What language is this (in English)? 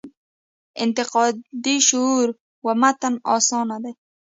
Pashto